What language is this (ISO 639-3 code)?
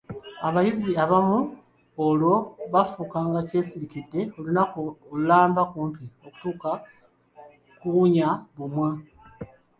lug